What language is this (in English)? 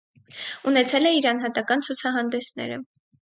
Armenian